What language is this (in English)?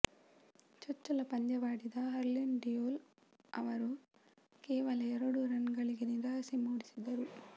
Kannada